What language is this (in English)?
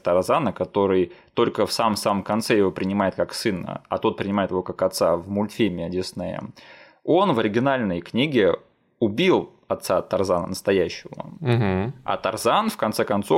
Russian